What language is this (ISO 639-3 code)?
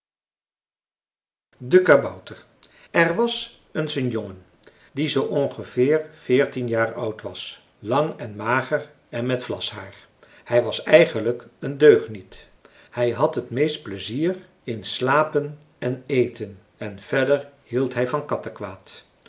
nld